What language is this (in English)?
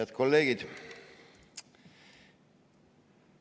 Estonian